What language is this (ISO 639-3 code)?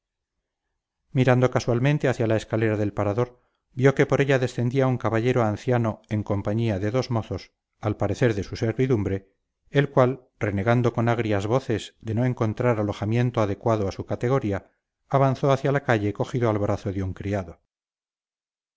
spa